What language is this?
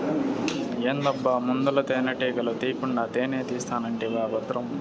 Telugu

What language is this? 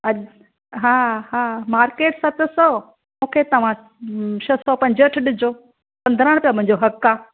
Sindhi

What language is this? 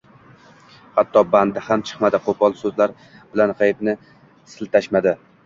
Uzbek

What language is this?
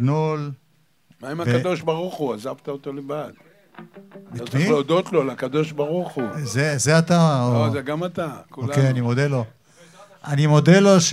Hebrew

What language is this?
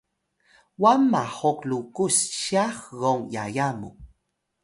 Atayal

